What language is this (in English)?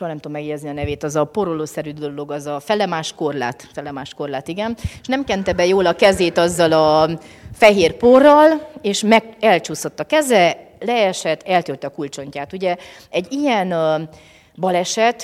Hungarian